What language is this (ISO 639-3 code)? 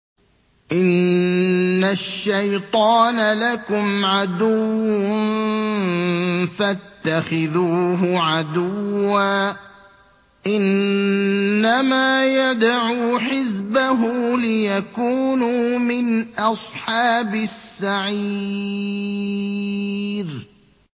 ara